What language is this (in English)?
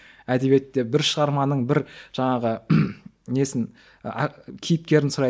Kazakh